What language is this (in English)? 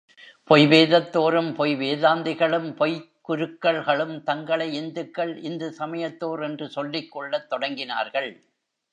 Tamil